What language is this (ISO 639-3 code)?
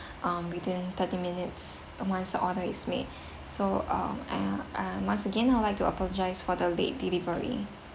eng